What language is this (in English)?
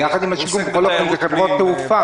Hebrew